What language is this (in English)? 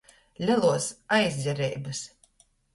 Latgalian